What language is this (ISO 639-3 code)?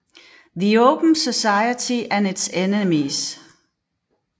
dan